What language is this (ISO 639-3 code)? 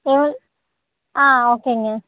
tam